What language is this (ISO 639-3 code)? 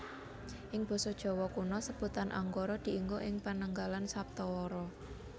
jav